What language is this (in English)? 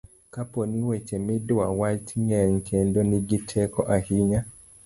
Luo (Kenya and Tanzania)